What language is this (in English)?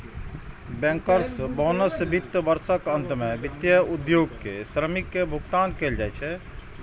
Maithili